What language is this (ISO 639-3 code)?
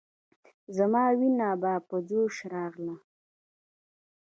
pus